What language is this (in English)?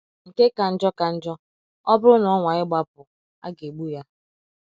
Igbo